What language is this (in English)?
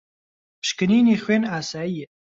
Central Kurdish